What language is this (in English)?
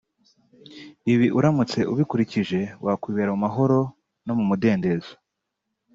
Kinyarwanda